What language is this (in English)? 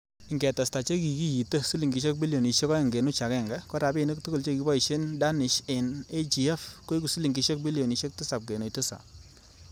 Kalenjin